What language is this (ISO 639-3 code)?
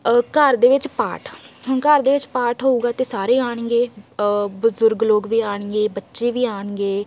pan